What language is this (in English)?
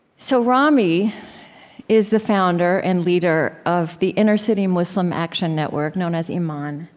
English